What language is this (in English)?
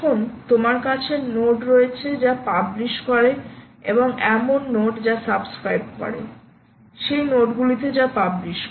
Bangla